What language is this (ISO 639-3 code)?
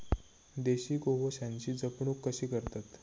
mar